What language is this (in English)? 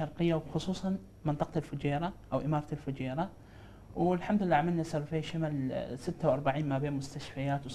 Arabic